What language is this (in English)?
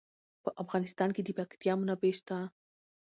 Pashto